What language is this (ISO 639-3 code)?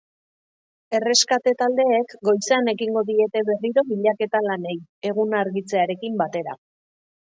eus